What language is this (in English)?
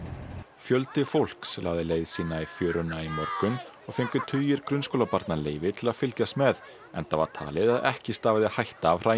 Icelandic